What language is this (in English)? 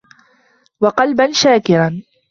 Arabic